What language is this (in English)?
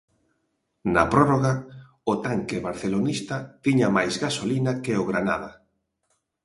Galician